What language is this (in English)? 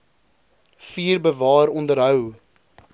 Afrikaans